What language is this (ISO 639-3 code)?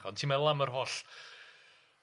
cym